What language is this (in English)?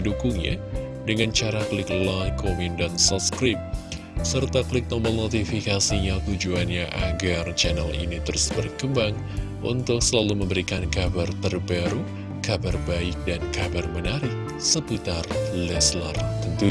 Indonesian